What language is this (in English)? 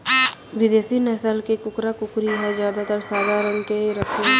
Chhattisgarhi